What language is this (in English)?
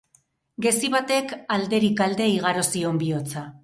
Basque